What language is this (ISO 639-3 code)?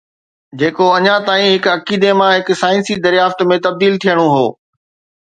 snd